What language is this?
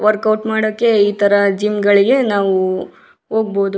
Kannada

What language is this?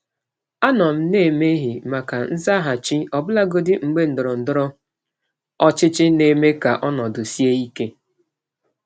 Igbo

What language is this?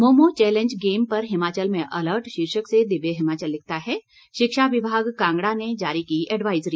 Hindi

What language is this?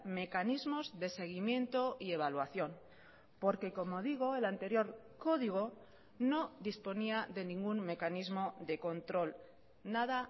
Spanish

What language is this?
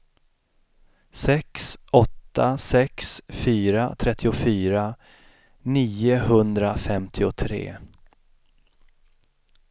Swedish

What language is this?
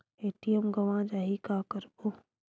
Chhattisgarhi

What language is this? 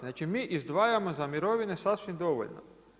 Croatian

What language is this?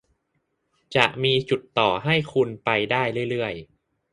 Thai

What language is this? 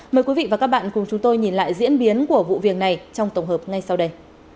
Vietnamese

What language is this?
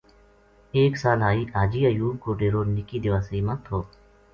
Gujari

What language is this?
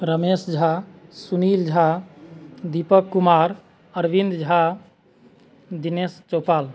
Maithili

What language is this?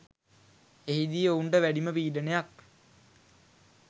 Sinhala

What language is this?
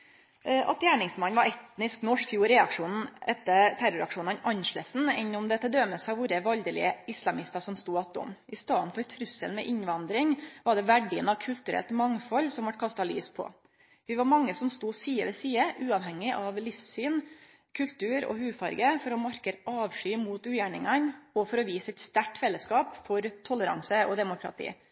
Norwegian Nynorsk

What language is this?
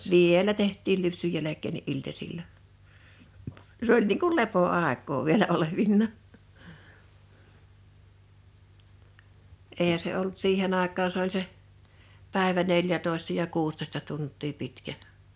Finnish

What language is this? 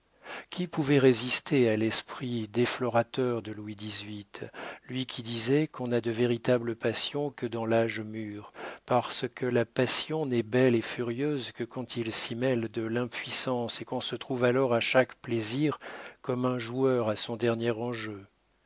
French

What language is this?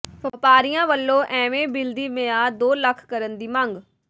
Punjabi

